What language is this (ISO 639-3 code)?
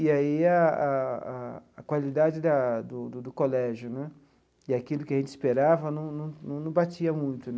por